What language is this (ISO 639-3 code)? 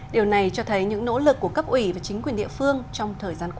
vie